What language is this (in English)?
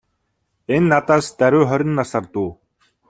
Mongolian